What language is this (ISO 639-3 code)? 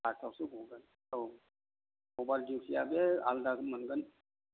brx